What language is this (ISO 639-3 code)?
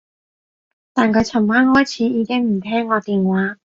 yue